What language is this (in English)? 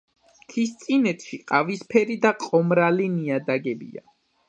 Georgian